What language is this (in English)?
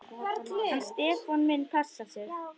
Icelandic